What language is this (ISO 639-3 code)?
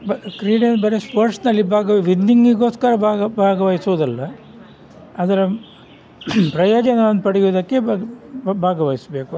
kan